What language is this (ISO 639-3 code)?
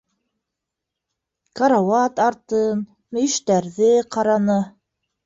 bak